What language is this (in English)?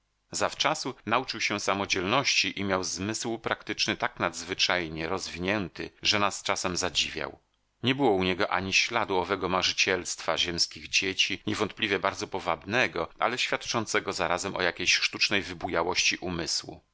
Polish